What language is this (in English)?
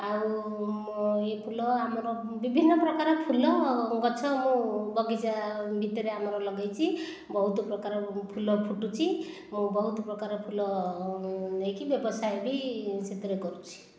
Odia